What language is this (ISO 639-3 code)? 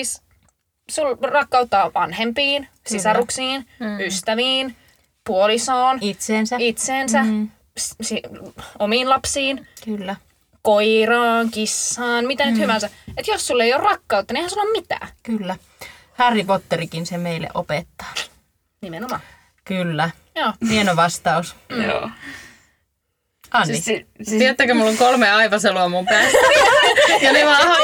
fin